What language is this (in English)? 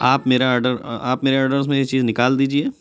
Urdu